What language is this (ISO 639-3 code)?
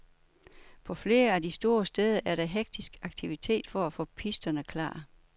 dan